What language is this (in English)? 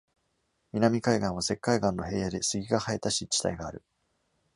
Japanese